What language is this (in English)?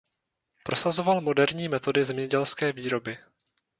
Czech